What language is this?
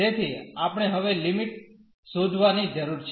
Gujarati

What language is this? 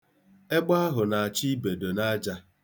Igbo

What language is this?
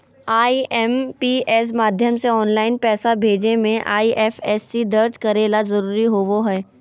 Magahi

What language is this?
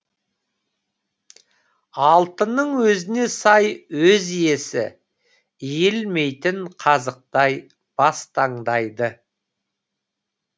Kazakh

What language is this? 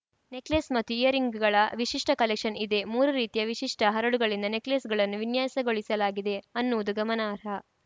Kannada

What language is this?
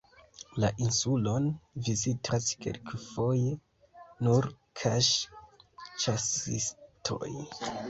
Esperanto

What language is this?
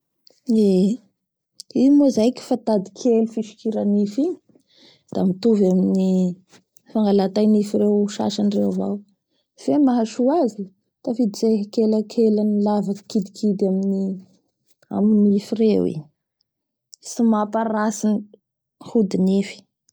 Bara Malagasy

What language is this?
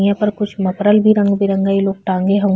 Bhojpuri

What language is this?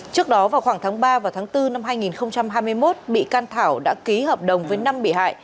Vietnamese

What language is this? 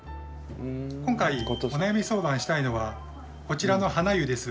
Japanese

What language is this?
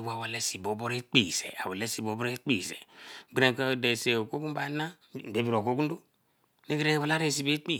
Eleme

